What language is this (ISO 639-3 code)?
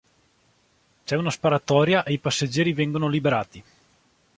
ita